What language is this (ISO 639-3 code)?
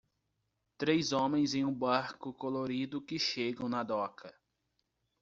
por